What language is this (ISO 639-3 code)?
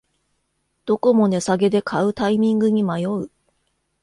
jpn